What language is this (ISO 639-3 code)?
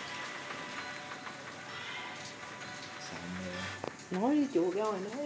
vie